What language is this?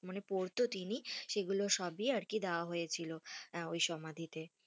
Bangla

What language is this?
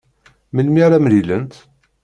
Kabyle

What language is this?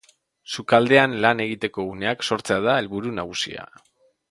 Basque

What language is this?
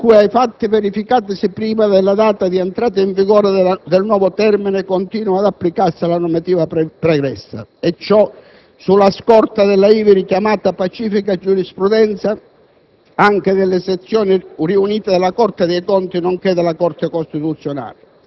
Italian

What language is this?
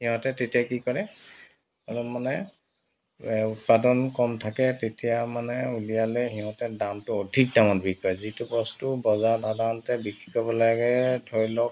Assamese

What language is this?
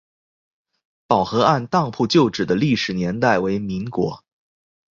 Chinese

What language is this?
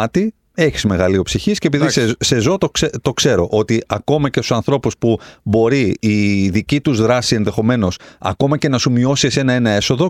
Greek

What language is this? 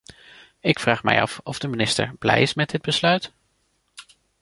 Dutch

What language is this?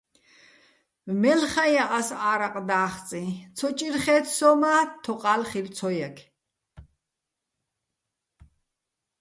Bats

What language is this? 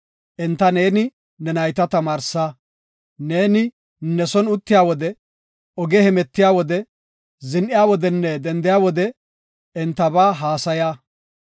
Gofa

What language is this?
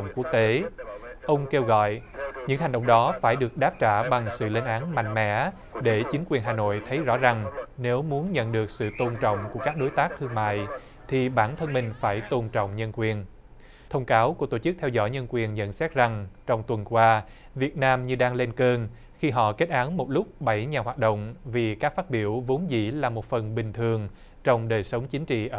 Vietnamese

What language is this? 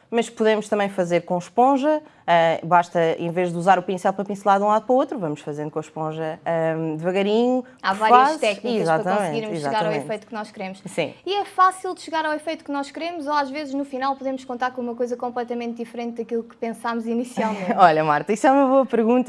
Portuguese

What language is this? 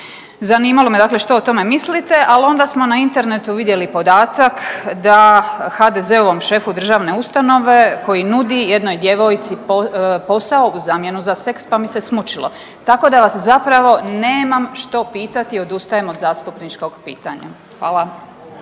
Croatian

